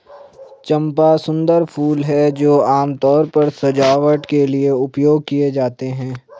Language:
Hindi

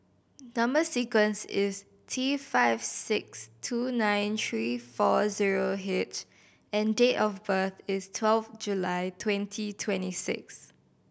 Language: English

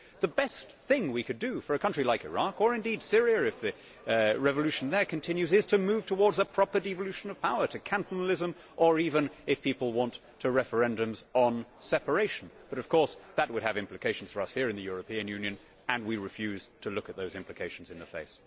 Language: English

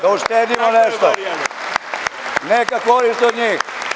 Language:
Serbian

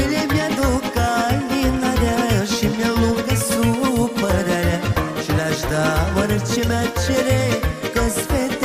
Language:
Romanian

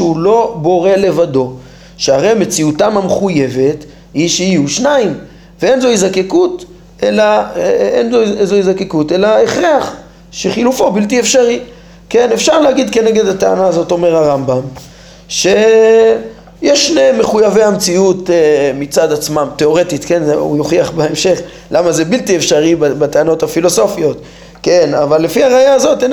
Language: Hebrew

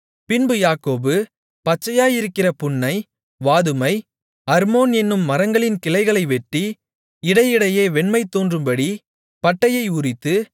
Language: Tamil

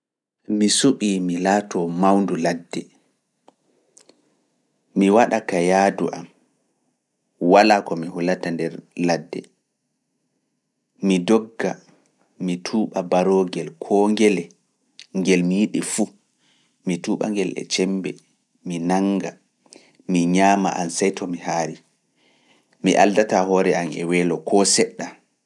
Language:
Fula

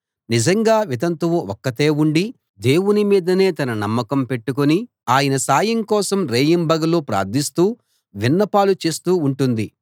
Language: Telugu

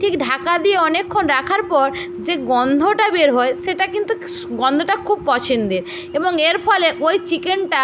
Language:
Bangla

